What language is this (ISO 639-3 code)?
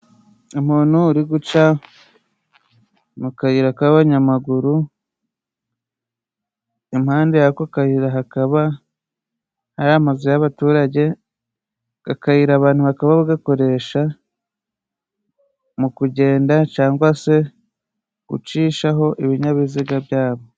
kin